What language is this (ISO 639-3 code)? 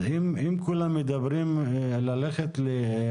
heb